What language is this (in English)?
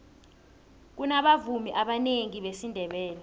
South Ndebele